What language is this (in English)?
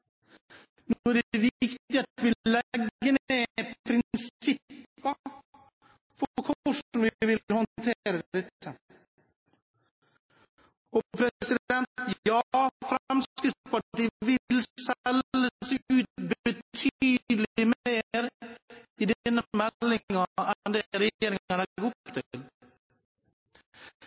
Norwegian Bokmål